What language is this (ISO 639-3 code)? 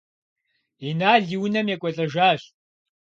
kbd